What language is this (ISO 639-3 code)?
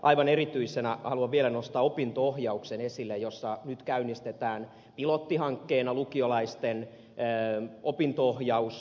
fin